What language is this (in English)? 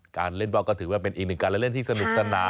Thai